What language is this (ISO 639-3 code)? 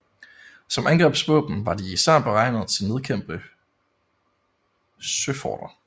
dan